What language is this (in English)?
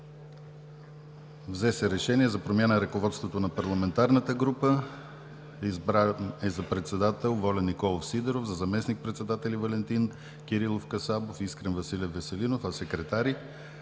Bulgarian